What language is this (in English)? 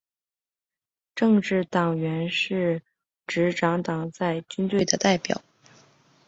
Chinese